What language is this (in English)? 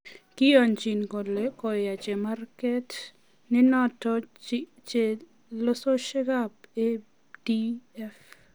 Kalenjin